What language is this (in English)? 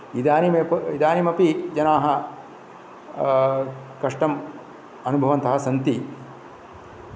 Sanskrit